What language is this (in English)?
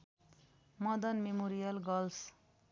Nepali